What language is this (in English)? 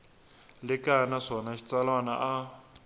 Tsonga